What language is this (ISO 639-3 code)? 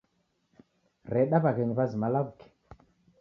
dav